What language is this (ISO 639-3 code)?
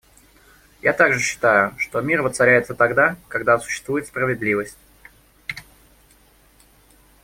rus